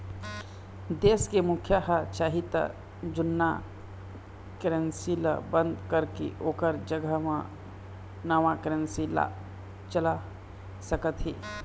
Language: Chhattisgarhi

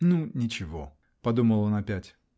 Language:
Russian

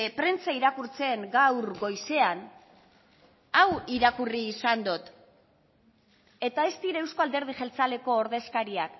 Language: Basque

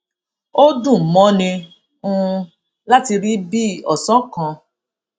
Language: Yoruba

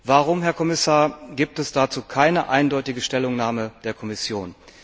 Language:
German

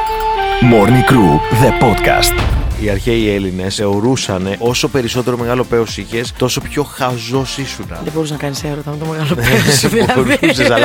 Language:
Greek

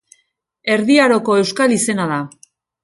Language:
Basque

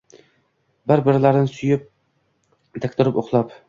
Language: Uzbek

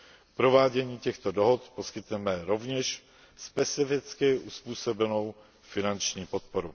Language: Czech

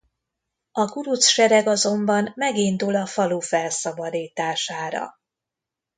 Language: Hungarian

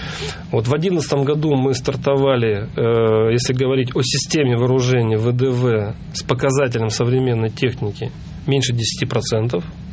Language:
Russian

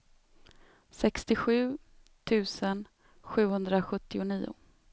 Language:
Swedish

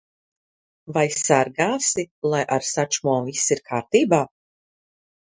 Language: Latvian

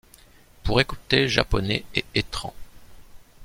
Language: French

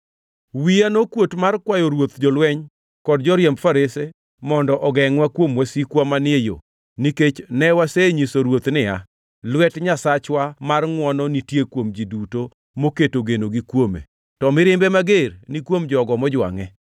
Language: Luo (Kenya and Tanzania)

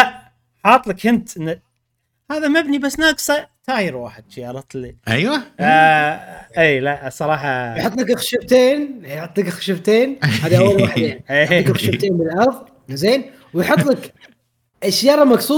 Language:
Arabic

